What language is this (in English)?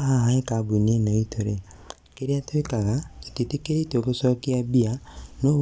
Kikuyu